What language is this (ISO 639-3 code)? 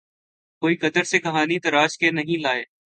urd